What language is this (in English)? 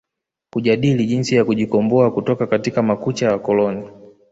Swahili